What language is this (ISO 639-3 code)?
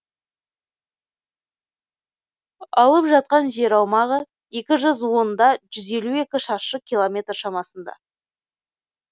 kaz